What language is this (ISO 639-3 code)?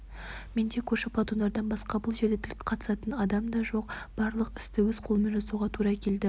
kaz